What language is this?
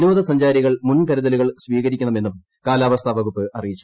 Malayalam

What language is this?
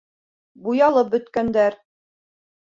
Bashkir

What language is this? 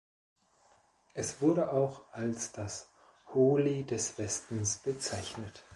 German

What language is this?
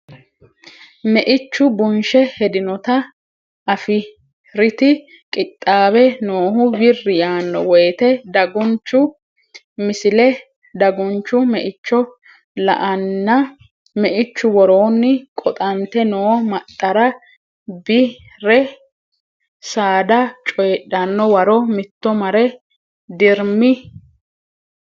Sidamo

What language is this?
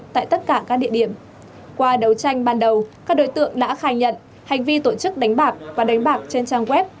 Vietnamese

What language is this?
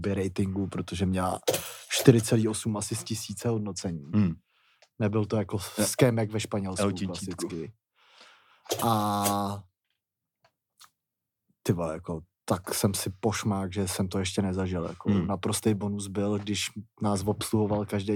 Czech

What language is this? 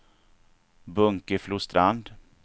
Swedish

